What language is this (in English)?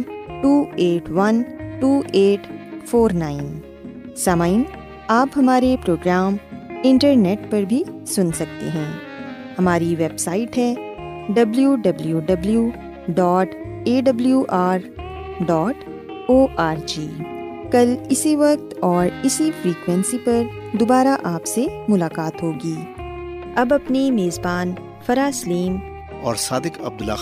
Urdu